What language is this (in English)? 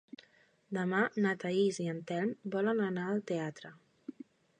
Catalan